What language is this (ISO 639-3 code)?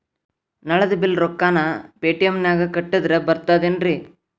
kan